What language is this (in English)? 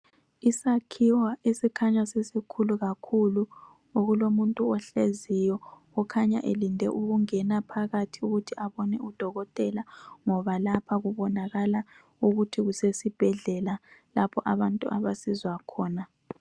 North Ndebele